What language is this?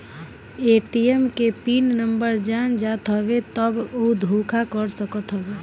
Bhojpuri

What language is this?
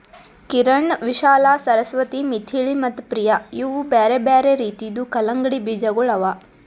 Kannada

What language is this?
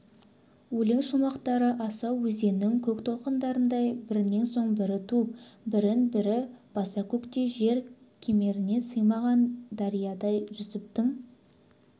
Kazakh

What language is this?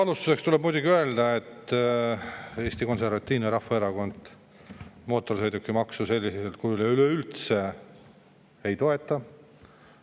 Estonian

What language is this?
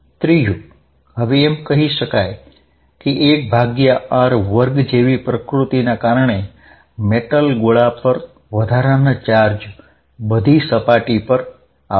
Gujarati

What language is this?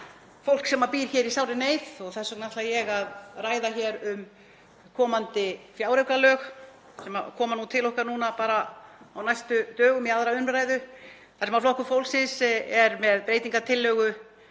Icelandic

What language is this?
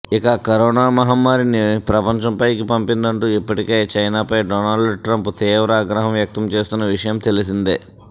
Telugu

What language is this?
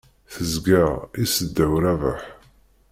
Kabyle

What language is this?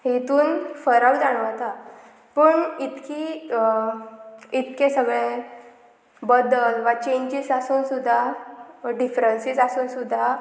Konkani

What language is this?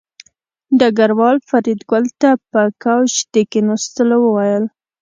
Pashto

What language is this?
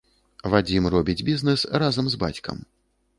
Belarusian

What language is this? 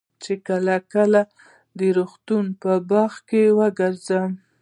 Pashto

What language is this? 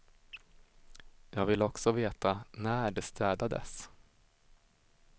Swedish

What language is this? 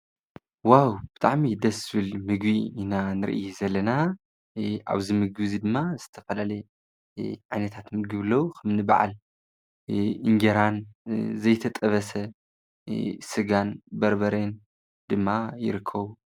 Tigrinya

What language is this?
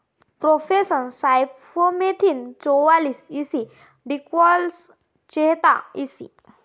Marathi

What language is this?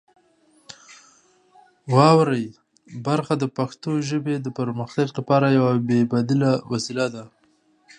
Pashto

